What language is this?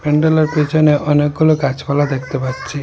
Bangla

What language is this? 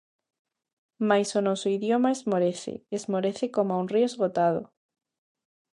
Galician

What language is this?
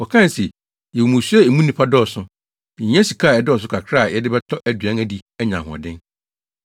Akan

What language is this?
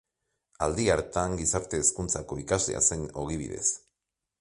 Basque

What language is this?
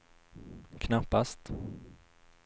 Swedish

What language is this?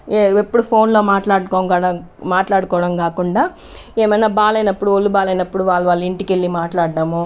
Telugu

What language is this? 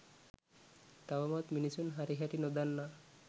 Sinhala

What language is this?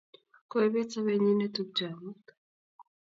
Kalenjin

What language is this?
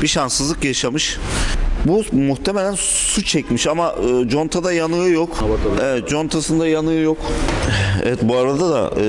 Turkish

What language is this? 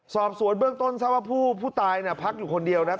Thai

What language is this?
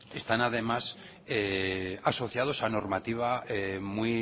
Spanish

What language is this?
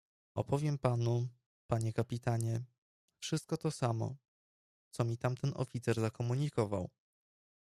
Polish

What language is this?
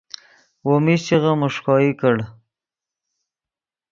Yidgha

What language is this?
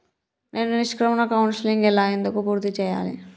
Telugu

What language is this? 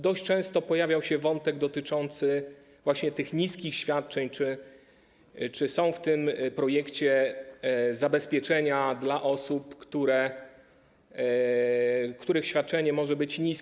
Polish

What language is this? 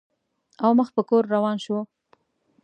Pashto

